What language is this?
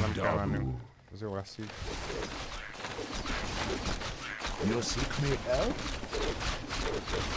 Hungarian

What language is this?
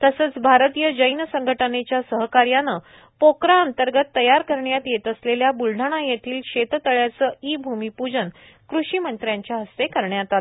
Marathi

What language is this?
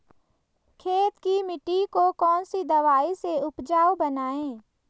Hindi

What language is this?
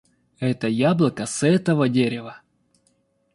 Russian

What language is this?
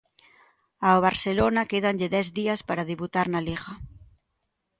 Galician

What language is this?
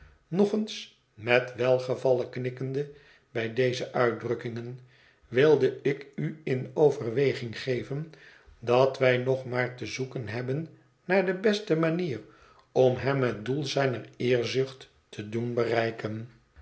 Dutch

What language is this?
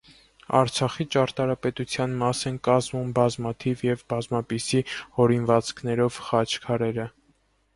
Armenian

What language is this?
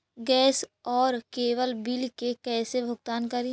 Magahi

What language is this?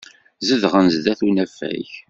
Kabyle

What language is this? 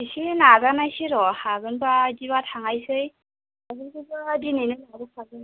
Bodo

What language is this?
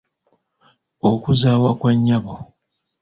Ganda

